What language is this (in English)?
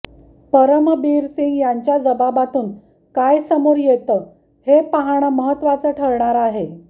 Marathi